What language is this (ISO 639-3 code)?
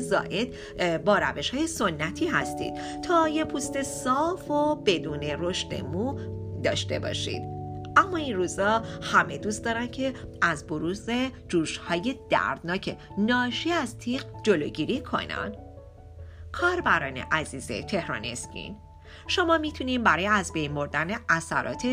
fas